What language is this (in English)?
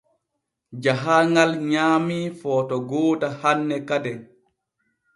Borgu Fulfulde